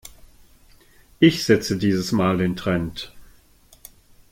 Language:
German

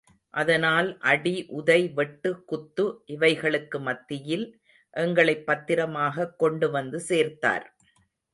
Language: Tamil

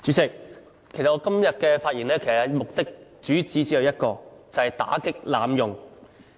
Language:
Cantonese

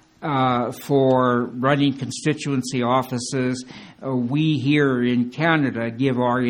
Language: English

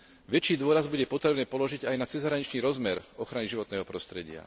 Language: Slovak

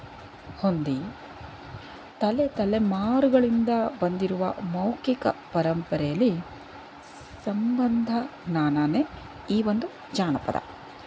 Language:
Kannada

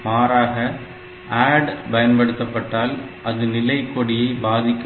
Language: Tamil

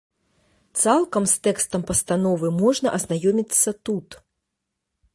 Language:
Belarusian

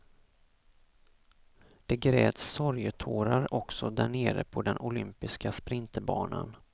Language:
Swedish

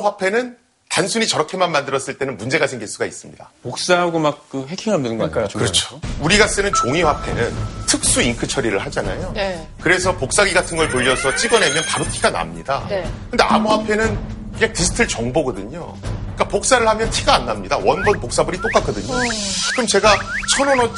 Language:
Korean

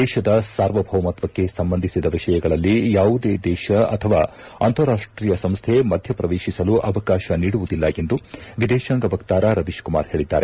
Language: Kannada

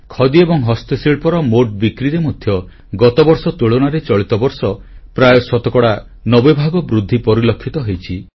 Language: Odia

